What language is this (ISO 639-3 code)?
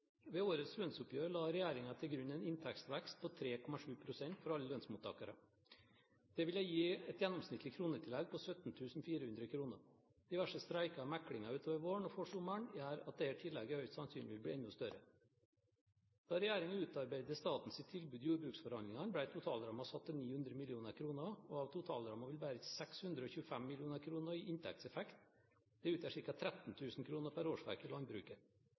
nor